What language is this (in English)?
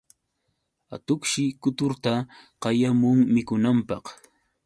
Yauyos Quechua